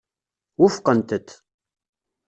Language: Kabyle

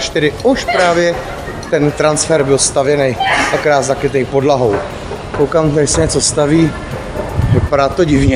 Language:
Czech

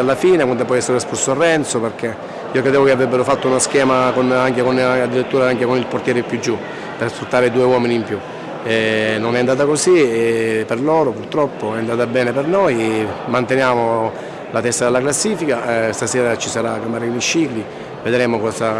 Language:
Italian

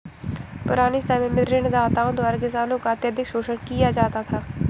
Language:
Hindi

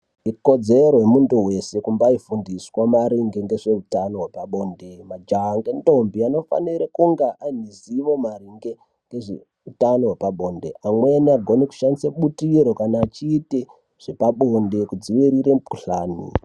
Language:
Ndau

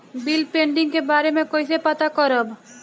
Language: Bhojpuri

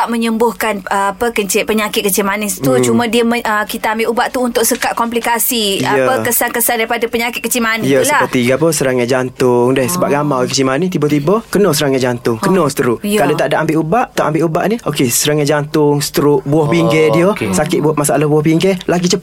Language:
Malay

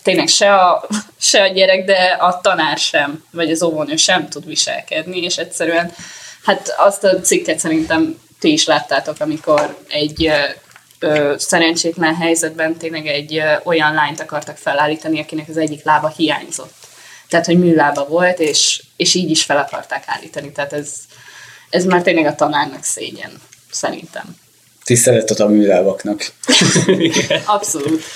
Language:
Hungarian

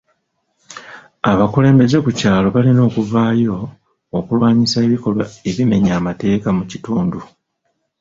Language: Ganda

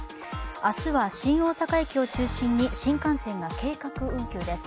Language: Japanese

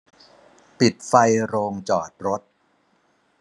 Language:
Thai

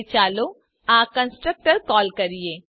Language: Gujarati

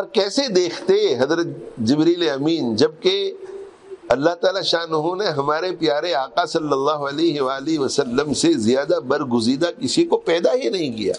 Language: Arabic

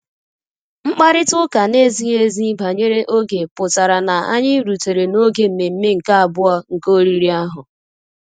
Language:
Igbo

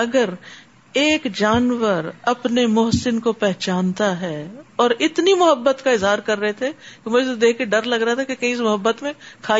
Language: Urdu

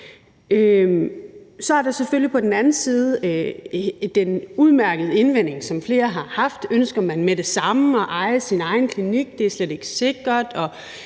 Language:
Danish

